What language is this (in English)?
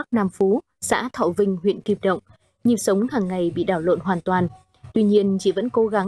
Vietnamese